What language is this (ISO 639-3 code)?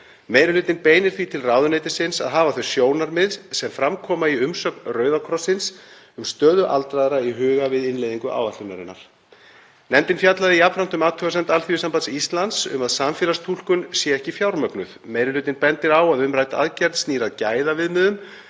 isl